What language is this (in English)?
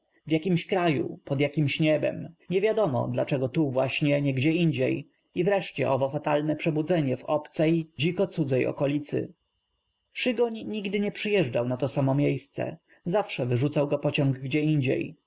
Polish